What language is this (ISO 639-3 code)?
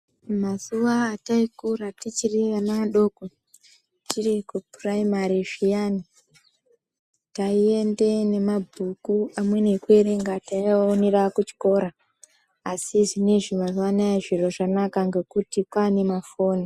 ndc